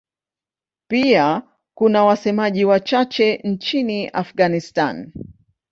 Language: Swahili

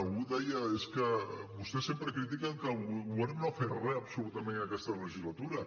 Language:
Catalan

